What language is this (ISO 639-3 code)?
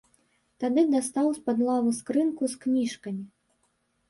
bel